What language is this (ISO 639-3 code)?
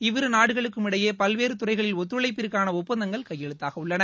tam